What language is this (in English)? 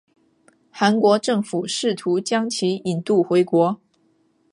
Chinese